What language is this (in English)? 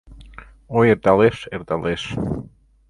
Mari